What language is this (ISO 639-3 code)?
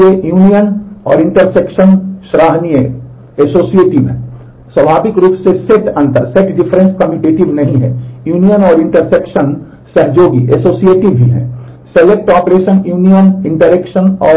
hin